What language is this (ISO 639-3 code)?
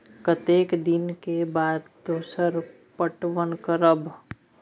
mai